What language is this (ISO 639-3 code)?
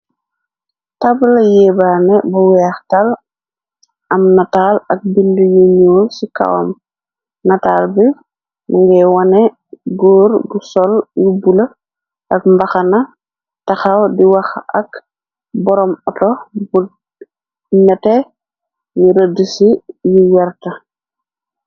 wol